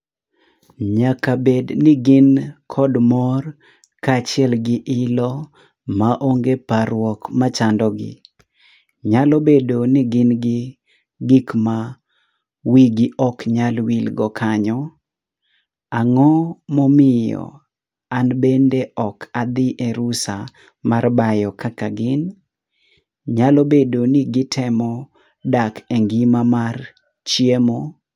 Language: Luo (Kenya and Tanzania)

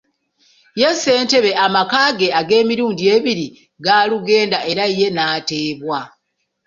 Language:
Ganda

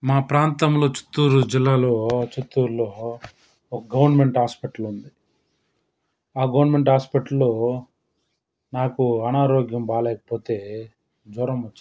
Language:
Telugu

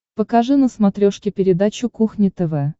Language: Russian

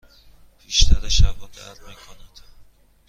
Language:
Persian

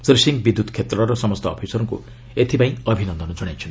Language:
Odia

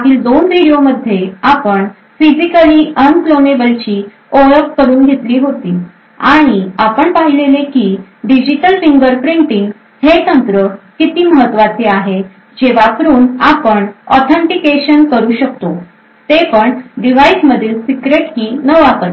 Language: Marathi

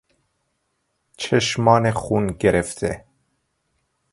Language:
Persian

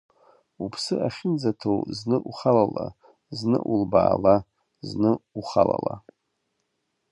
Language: Abkhazian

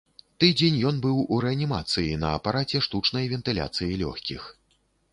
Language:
Belarusian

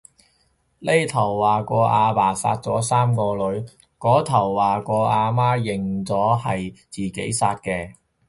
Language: Cantonese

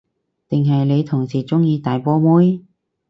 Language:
Cantonese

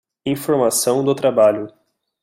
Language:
Portuguese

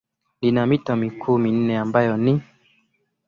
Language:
Swahili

